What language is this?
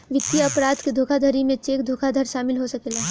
Bhojpuri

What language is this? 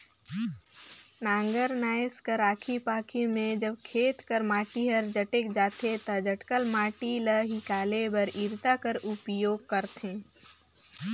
Chhattisgarhi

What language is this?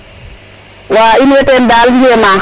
Serer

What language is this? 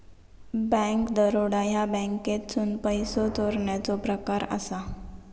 Marathi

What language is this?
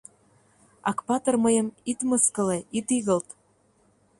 Mari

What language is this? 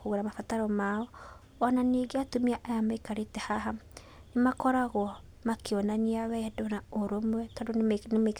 Kikuyu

